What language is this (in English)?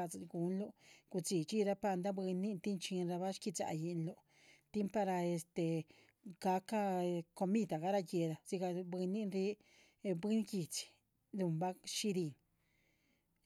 Chichicapan Zapotec